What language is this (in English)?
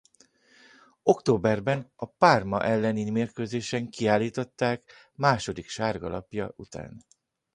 Hungarian